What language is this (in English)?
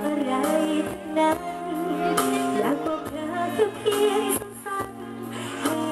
Thai